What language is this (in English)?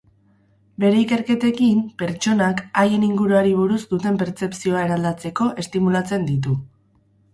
Basque